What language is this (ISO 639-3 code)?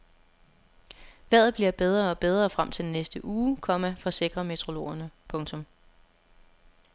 dan